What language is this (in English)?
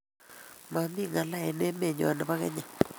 Kalenjin